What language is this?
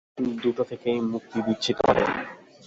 Bangla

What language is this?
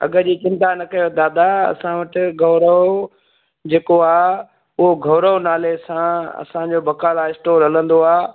Sindhi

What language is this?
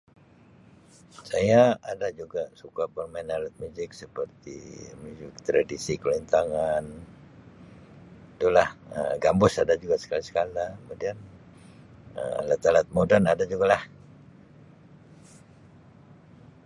Sabah Malay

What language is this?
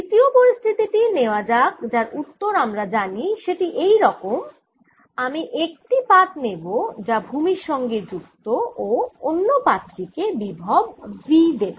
Bangla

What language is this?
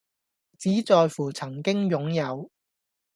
Cantonese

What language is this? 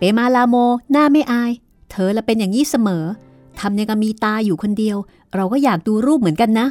Thai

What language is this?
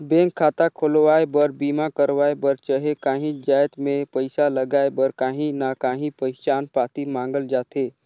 Chhattisgarhi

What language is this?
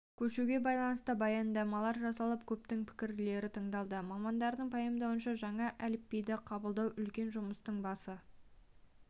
Kazakh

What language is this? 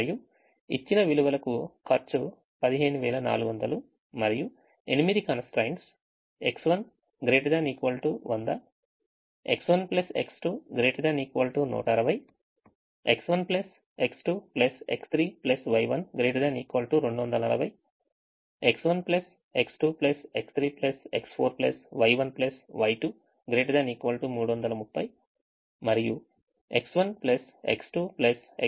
Telugu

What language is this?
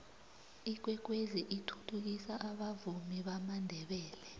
South Ndebele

